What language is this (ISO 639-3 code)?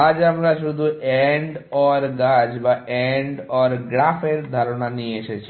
ben